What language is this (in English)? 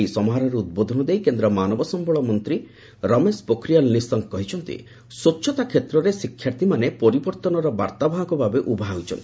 Odia